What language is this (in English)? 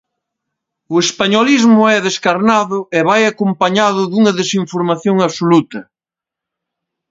Galician